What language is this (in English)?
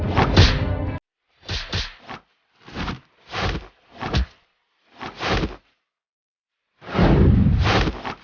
Indonesian